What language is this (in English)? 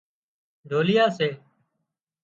Wadiyara Koli